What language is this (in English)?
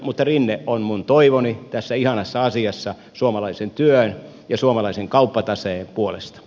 Finnish